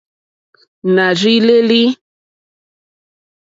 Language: Mokpwe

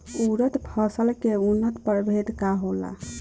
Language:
Bhojpuri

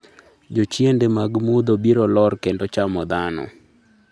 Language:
Luo (Kenya and Tanzania)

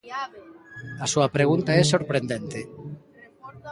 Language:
Galician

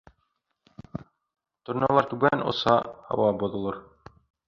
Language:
Bashkir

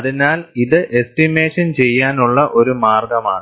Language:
Malayalam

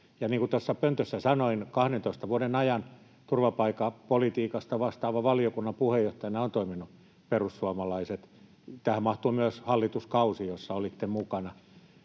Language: Finnish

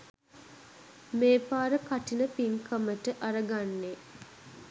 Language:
Sinhala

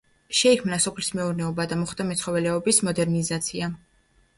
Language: Georgian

